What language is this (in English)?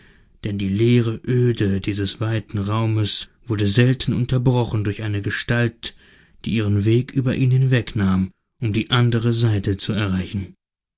German